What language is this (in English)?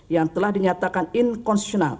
Indonesian